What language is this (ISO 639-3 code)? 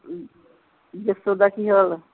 pan